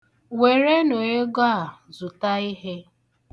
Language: Igbo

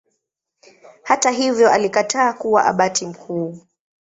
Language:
Swahili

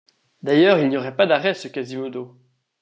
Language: French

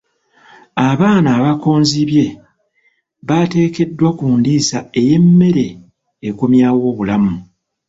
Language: Ganda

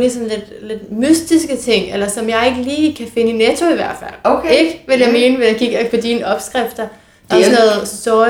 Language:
Danish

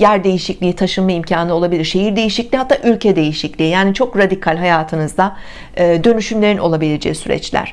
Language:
Turkish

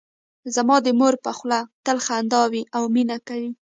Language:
Pashto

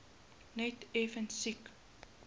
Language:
Afrikaans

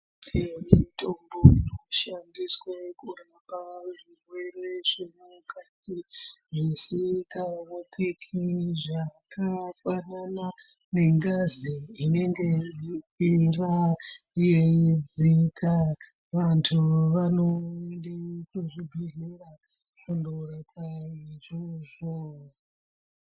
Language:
Ndau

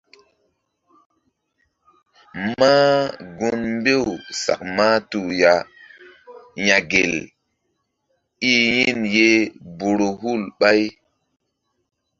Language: Mbum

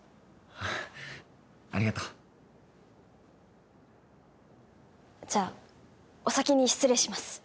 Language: Japanese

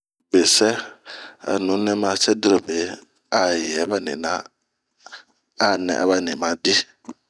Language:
Bomu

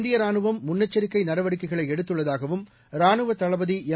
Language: Tamil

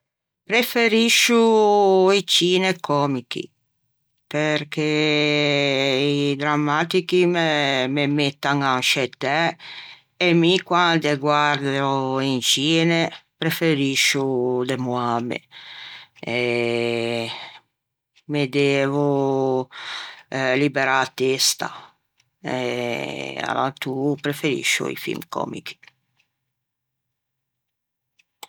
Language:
Ligurian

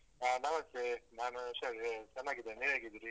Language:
Kannada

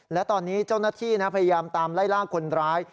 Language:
Thai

